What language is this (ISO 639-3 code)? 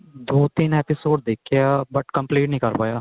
pan